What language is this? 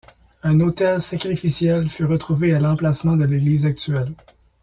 French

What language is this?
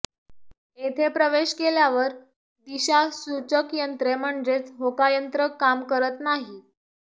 Marathi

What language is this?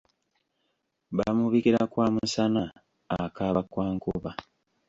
Ganda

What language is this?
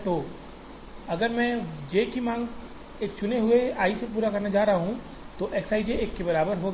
Hindi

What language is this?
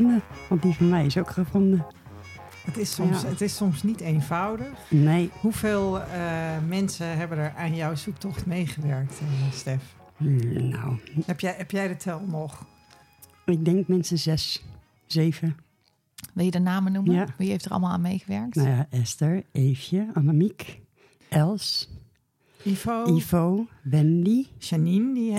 Dutch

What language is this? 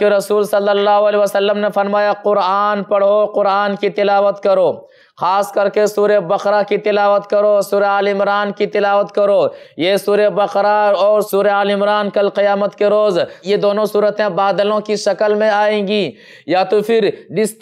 Indonesian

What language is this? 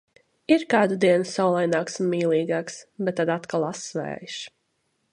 Latvian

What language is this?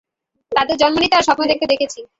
Bangla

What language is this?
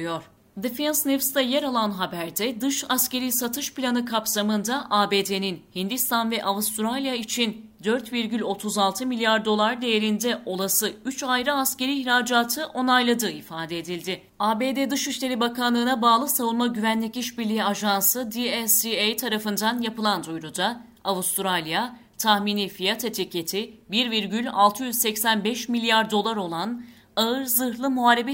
Turkish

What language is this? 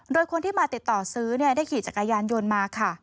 Thai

